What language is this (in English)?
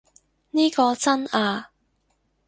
Cantonese